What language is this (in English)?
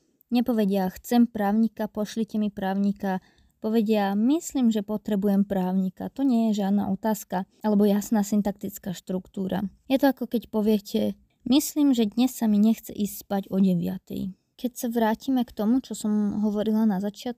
Slovak